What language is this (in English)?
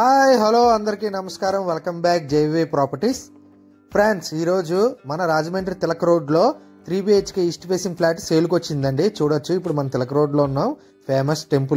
Telugu